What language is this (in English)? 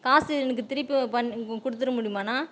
Tamil